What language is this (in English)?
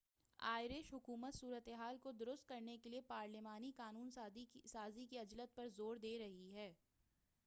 Urdu